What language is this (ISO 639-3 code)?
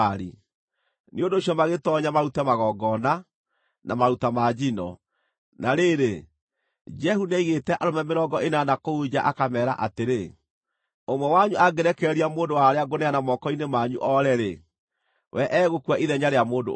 kik